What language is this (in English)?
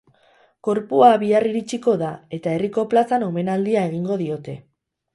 Basque